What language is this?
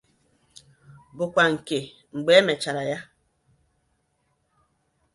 Igbo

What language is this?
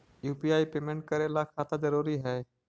Magahi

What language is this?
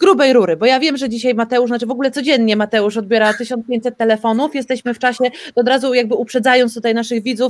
Polish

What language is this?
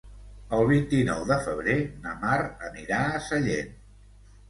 Catalan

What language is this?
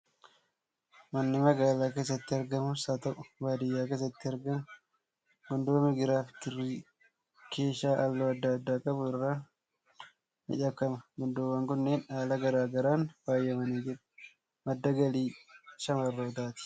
Oromo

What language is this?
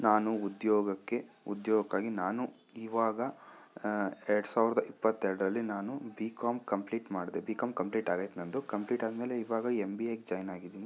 Kannada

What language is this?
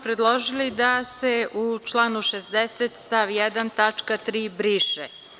Serbian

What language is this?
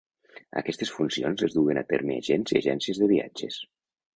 Catalan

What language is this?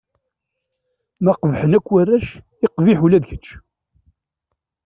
Kabyle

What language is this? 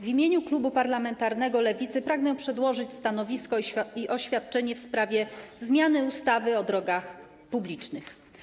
Polish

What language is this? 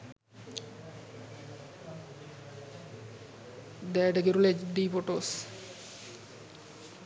Sinhala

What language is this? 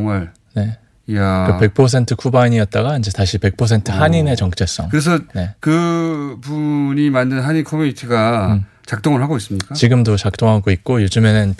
Korean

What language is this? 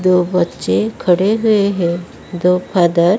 Hindi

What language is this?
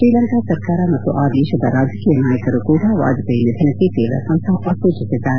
Kannada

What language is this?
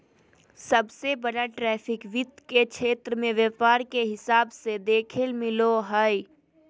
Magahi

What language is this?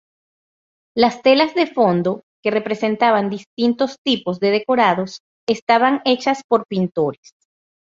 Spanish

